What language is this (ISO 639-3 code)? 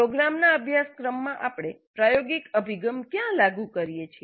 guj